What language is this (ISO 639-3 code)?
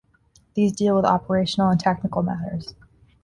eng